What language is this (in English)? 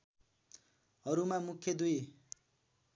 Nepali